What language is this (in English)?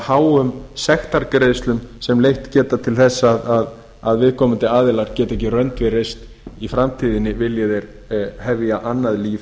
Icelandic